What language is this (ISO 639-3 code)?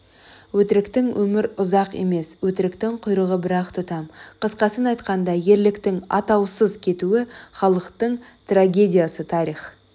kaz